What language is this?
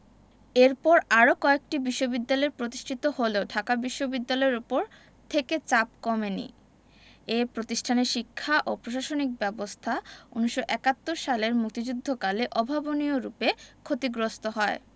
Bangla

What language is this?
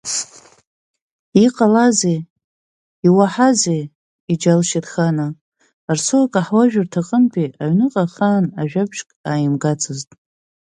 Abkhazian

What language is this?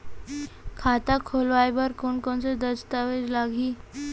Chhattisgarhi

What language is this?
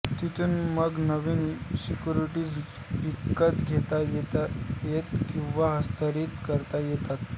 Marathi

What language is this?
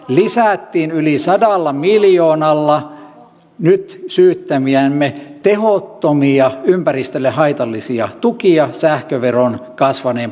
Finnish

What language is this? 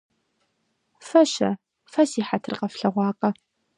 Kabardian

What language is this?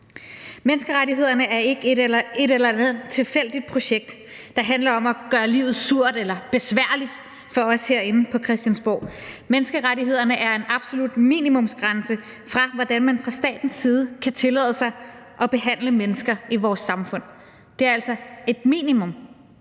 Danish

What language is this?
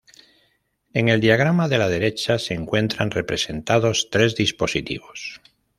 Spanish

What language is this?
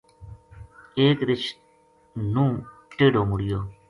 Gujari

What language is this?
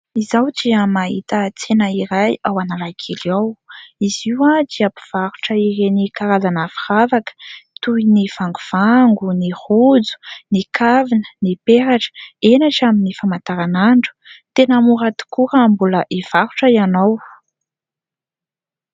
Malagasy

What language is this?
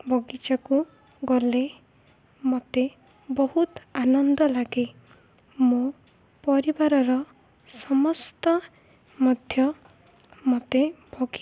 Odia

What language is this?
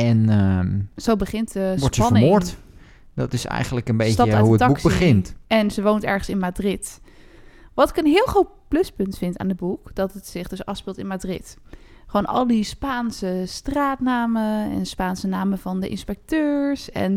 Dutch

